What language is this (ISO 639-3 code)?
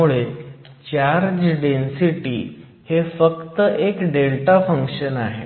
mar